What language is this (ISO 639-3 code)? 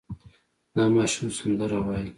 pus